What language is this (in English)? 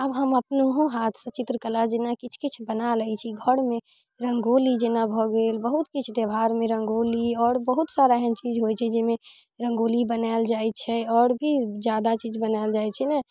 Maithili